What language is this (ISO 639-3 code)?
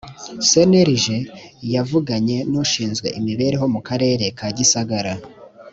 kin